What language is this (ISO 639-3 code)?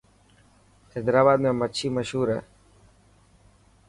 mki